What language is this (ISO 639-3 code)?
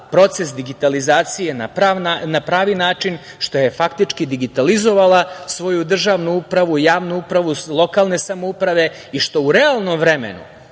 srp